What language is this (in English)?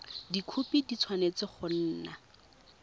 Tswana